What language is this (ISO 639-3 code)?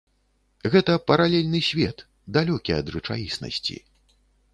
bel